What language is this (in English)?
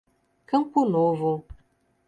Portuguese